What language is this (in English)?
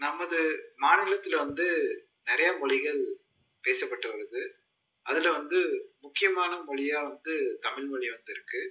Tamil